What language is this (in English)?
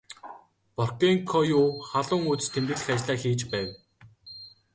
Mongolian